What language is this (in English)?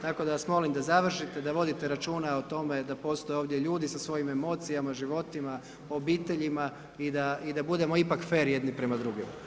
Croatian